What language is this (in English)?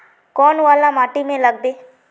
Magahi